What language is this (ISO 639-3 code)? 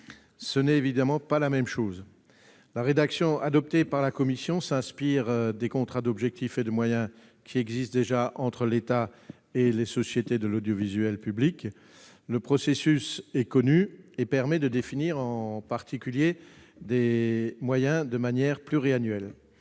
fra